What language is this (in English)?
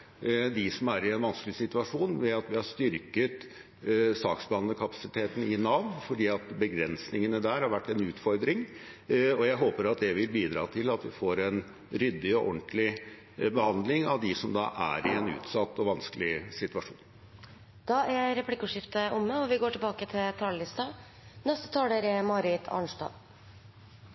Norwegian